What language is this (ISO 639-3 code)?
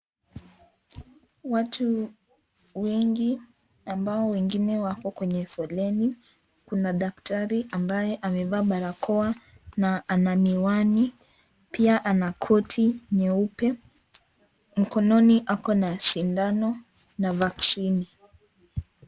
swa